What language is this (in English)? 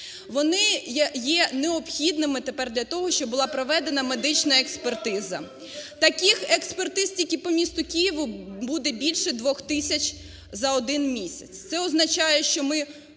Ukrainian